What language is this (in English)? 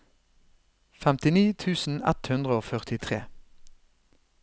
Norwegian